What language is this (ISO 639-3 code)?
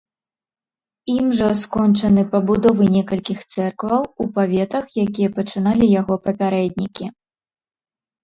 bel